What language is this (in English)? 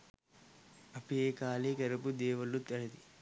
Sinhala